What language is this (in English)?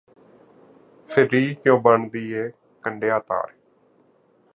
Punjabi